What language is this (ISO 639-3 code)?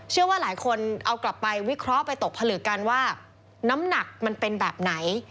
tha